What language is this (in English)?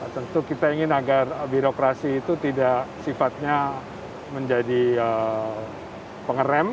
Indonesian